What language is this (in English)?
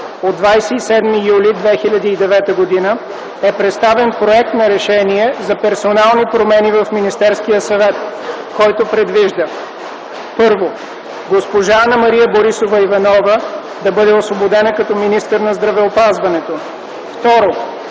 Bulgarian